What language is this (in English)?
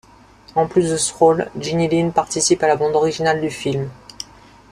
French